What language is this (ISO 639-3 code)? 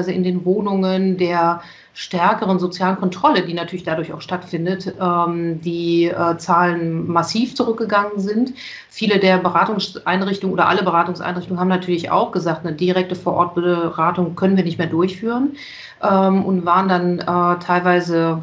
deu